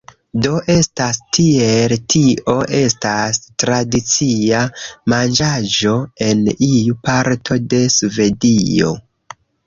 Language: Esperanto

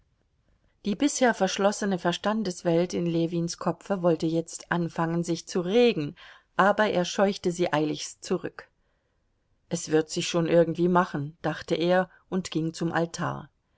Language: German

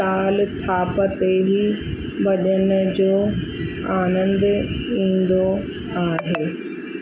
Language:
Sindhi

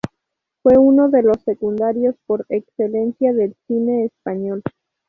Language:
Spanish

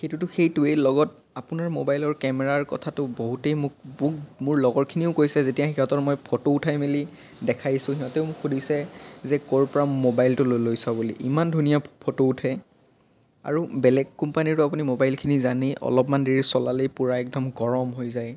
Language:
Assamese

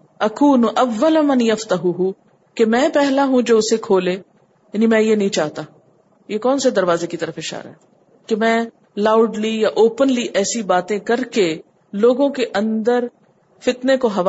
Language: Urdu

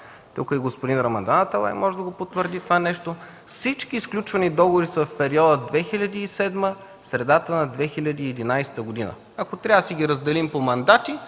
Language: Bulgarian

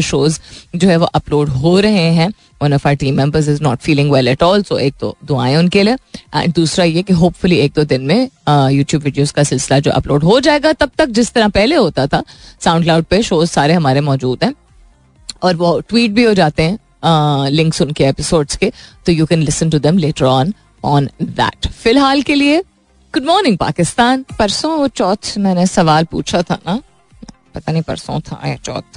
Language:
Hindi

